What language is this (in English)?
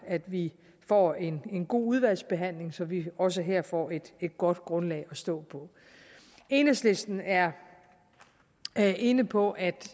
Danish